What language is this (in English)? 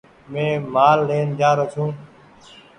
Goaria